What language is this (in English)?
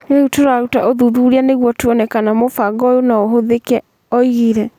Kikuyu